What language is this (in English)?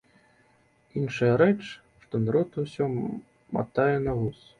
Belarusian